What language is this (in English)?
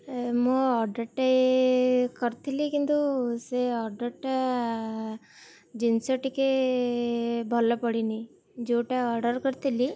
Odia